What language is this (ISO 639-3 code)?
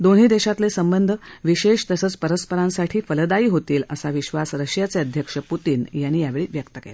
mar